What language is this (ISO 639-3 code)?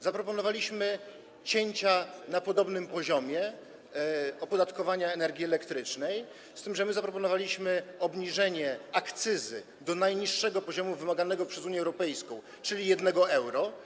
pol